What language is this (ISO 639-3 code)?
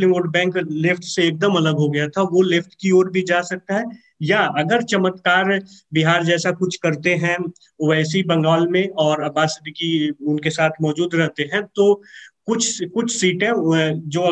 hin